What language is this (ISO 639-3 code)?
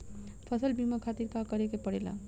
bho